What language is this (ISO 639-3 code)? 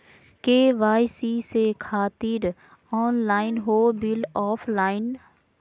mag